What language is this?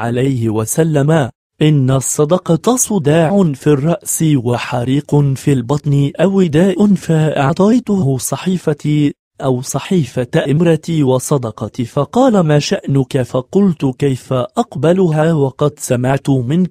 Arabic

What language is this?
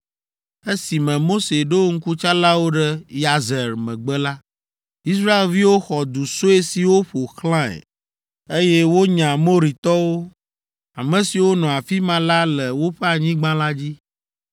Ewe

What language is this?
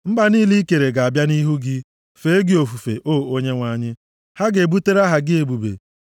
Igbo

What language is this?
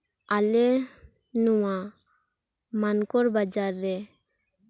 Santali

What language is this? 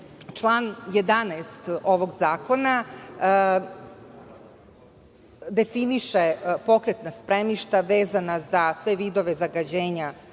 Serbian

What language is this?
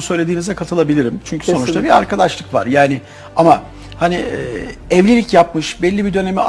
Turkish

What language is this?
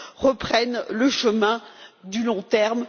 French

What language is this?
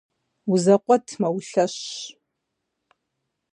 Kabardian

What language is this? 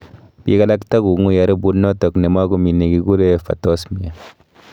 Kalenjin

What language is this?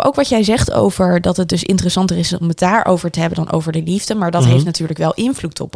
Dutch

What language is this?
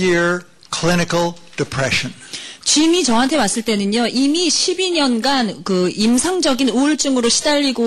Korean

